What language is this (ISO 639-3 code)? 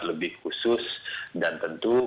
ind